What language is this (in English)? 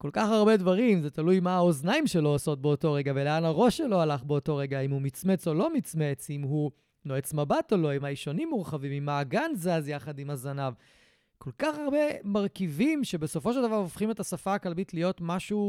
Hebrew